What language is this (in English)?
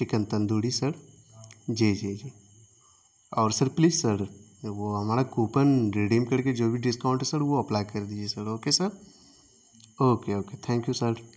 Urdu